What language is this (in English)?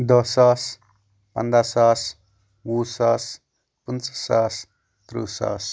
Kashmiri